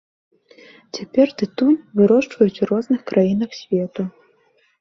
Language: Belarusian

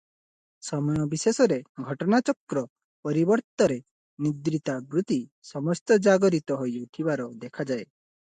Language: Odia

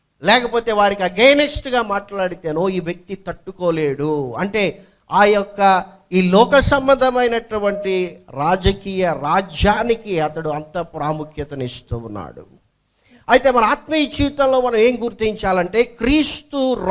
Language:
English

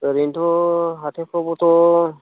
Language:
Bodo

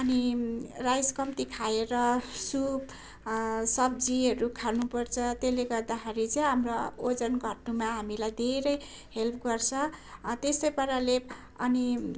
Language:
Nepali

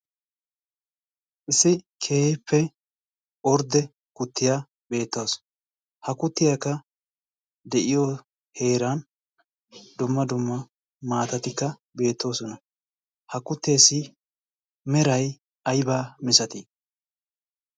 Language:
Wolaytta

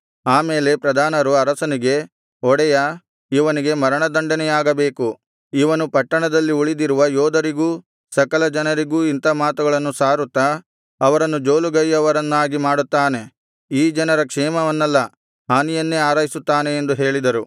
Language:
Kannada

